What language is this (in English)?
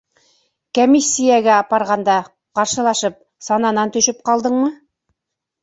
Bashkir